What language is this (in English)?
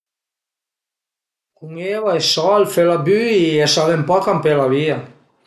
Piedmontese